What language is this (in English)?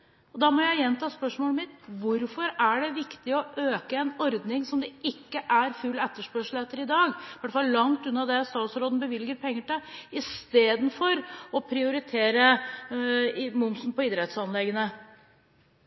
Norwegian Bokmål